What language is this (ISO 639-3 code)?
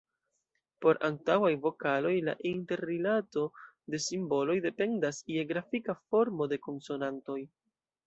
epo